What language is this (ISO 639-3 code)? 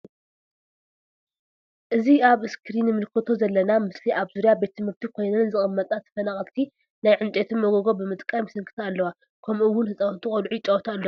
tir